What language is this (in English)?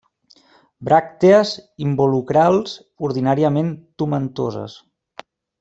Catalan